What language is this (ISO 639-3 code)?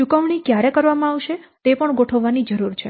guj